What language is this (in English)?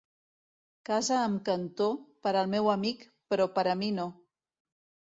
Catalan